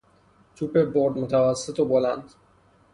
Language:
Persian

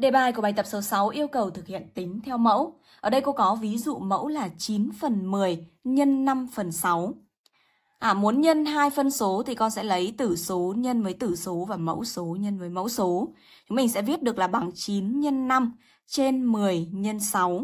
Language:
Vietnamese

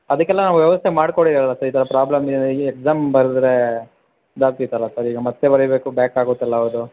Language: Kannada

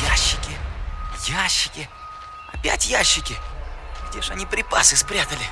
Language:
Russian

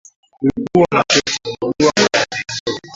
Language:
Swahili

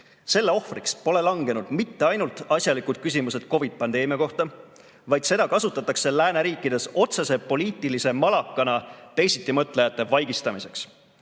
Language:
Estonian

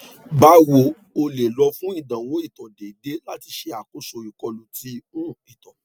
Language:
Yoruba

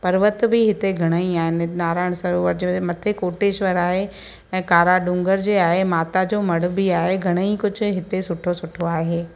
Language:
Sindhi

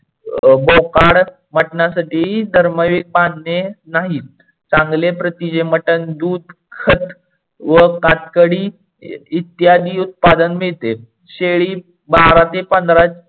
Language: Marathi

